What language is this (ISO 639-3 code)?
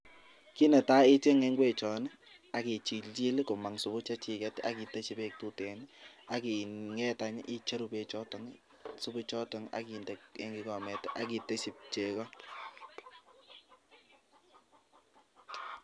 kln